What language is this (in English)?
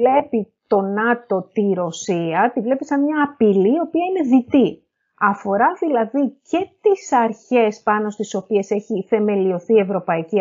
Greek